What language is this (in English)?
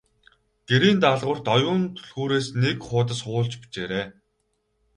Mongolian